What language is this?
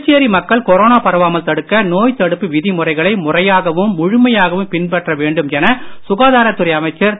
Tamil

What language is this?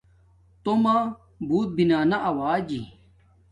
Domaaki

